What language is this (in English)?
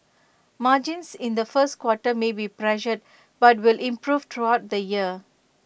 English